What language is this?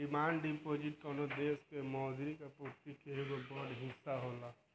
Bhojpuri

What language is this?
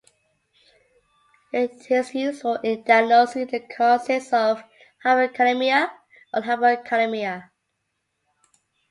English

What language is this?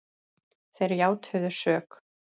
Icelandic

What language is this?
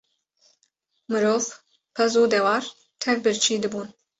Kurdish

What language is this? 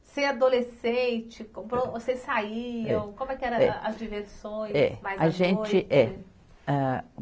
Portuguese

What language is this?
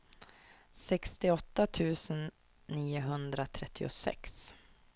Swedish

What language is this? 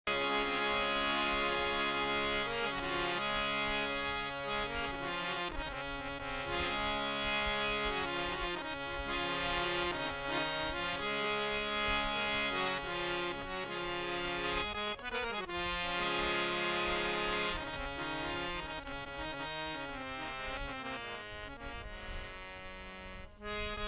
Hindi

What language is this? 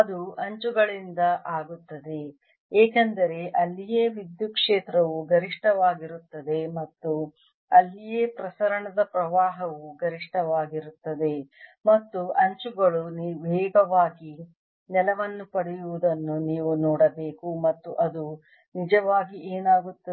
Kannada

